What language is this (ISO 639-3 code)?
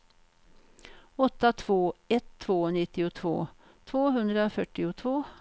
swe